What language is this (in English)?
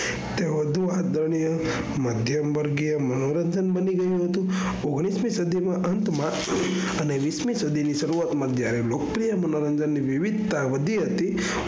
Gujarati